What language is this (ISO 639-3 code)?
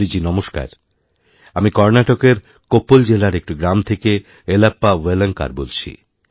ben